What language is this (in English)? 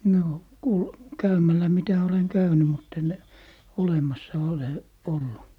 Finnish